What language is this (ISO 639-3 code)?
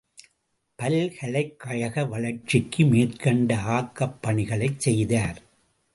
tam